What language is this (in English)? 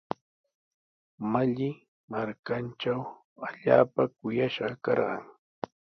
Sihuas Ancash Quechua